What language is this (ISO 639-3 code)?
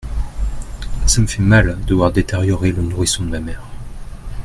fra